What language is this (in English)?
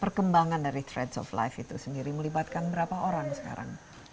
Indonesian